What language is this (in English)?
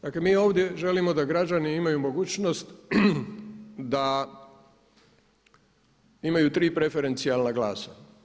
Croatian